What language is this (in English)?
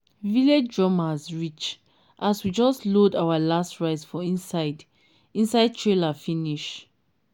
Nigerian Pidgin